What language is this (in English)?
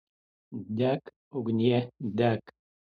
Lithuanian